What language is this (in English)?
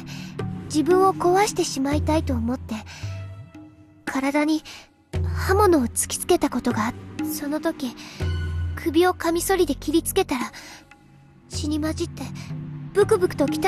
Japanese